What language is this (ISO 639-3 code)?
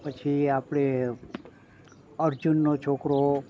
guj